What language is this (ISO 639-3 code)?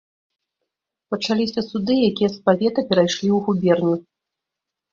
bel